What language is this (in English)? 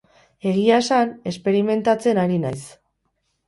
Basque